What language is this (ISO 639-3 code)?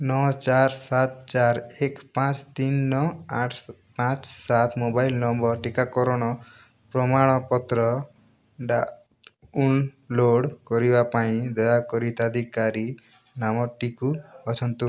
ori